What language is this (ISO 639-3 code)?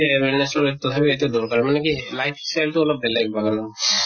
asm